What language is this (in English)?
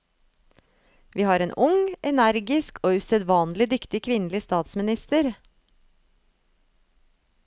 Norwegian